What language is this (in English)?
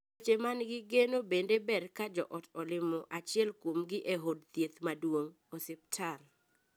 Luo (Kenya and Tanzania)